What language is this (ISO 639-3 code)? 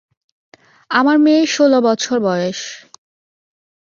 ben